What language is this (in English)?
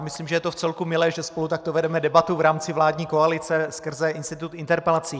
Czech